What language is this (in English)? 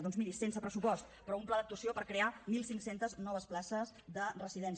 Catalan